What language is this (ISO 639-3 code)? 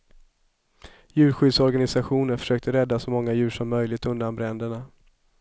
swe